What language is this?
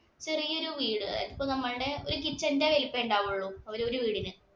Malayalam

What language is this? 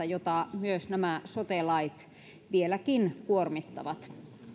Finnish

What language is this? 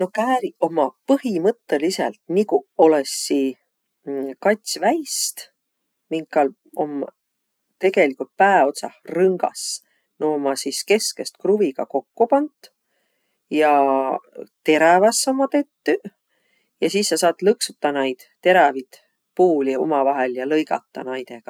Võro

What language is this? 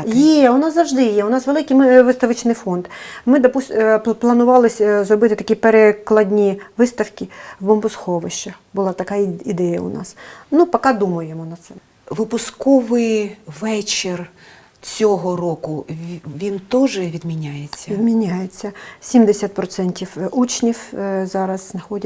Ukrainian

